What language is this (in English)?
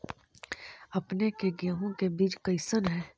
Magahi